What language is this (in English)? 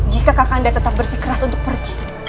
Indonesian